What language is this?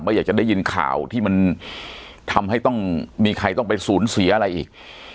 Thai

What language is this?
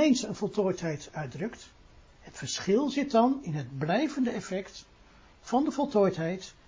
Dutch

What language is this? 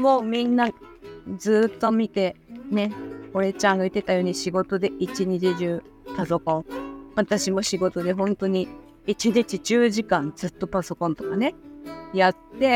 Japanese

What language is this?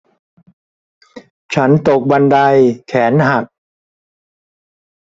Thai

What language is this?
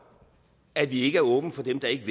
Danish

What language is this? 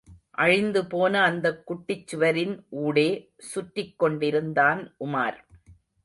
Tamil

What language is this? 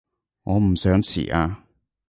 Cantonese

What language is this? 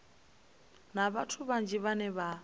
Venda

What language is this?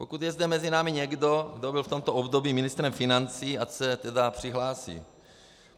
Czech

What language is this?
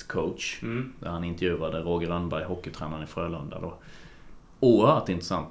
Swedish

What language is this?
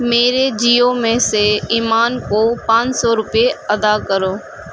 Urdu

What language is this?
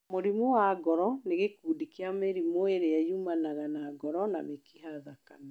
Kikuyu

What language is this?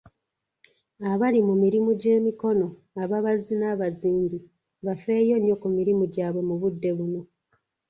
Ganda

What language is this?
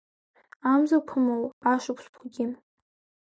Abkhazian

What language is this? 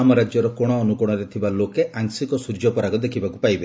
Odia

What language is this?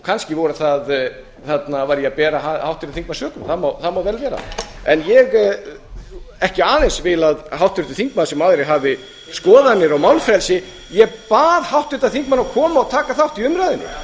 Icelandic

